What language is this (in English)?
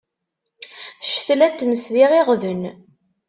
Kabyle